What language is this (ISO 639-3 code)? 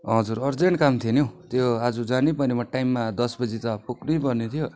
nep